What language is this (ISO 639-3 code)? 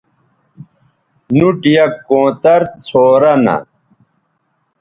btv